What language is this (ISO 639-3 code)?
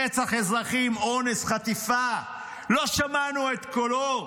heb